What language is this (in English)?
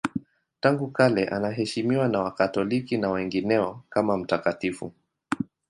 Swahili